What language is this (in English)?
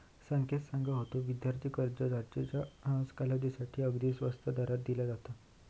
Marathi